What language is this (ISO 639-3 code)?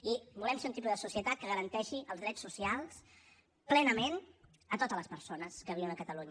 cat